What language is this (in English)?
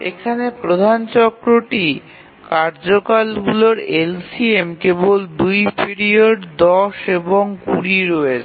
Bangla